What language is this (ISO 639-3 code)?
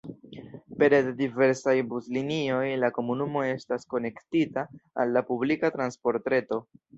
epo